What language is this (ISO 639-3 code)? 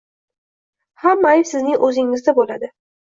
uzb